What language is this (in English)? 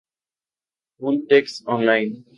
Spanish